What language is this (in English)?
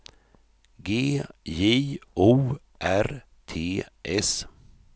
Swedish